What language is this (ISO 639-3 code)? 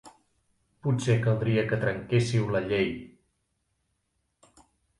cat